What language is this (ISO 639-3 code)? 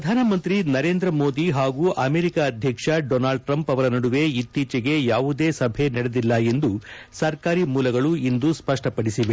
kan